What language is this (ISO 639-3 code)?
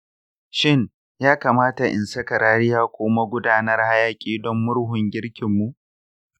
hau